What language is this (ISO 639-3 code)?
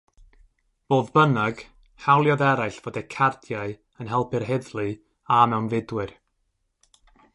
cym